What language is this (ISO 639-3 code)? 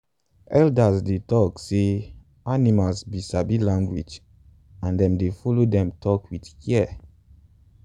pcm